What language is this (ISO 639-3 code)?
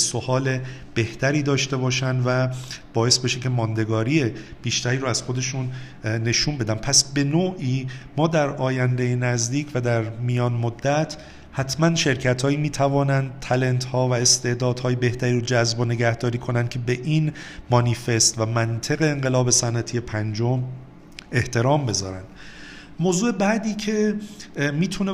fas